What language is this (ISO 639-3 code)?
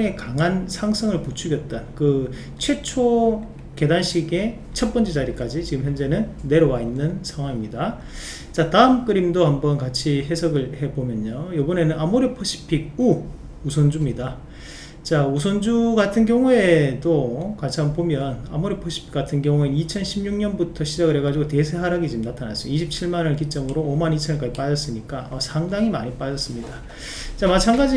kor